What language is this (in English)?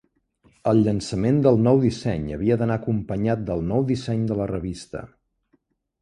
Catalan